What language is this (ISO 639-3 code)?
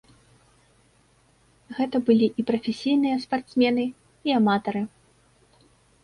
bel